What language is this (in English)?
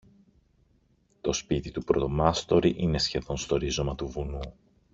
Greek